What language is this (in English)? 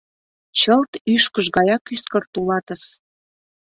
Mari